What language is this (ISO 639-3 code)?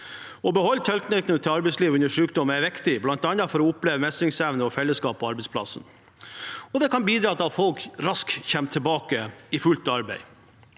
nor